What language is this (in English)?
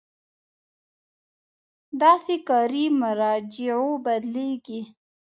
Pashto